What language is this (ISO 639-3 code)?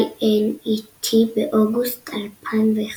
heb